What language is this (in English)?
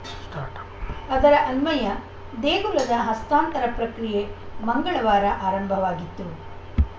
Kannada